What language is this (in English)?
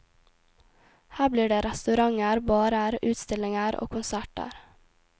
Norwegian